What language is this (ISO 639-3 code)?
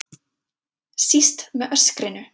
isl